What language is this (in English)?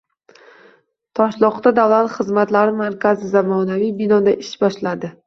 Uzbek